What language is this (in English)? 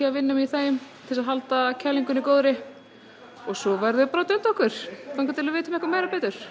Icelandic